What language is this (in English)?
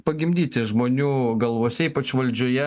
Lithuanian